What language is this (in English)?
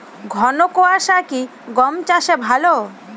Bangla